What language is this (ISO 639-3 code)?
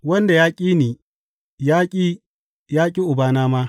hau